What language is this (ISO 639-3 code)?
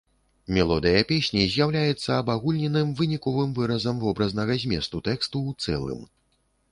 bel